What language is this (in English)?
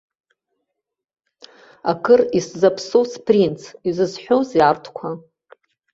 Abkhazian